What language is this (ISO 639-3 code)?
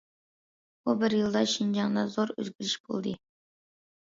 uig